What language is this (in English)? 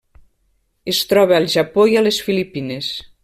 Catalan